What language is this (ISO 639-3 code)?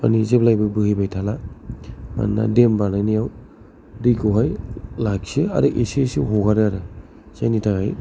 brx